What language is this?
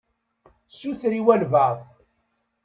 Kabyle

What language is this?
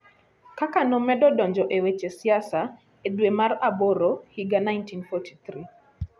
Luo (Kenya and Tanzania)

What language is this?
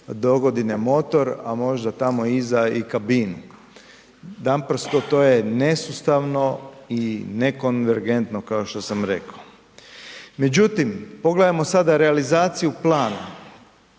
Croatian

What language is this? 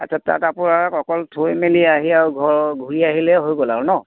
Assamese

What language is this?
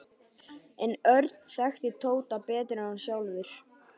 Icelandic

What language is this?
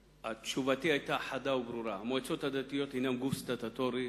Hebrew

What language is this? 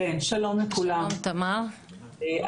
Hebrew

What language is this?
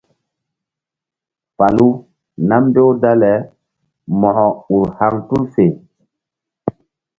Mbum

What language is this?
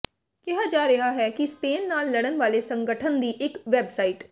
Punjabi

